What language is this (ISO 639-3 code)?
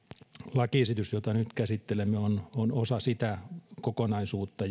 fin